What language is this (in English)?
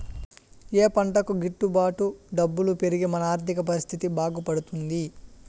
Telugu